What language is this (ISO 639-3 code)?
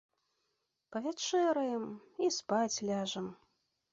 bel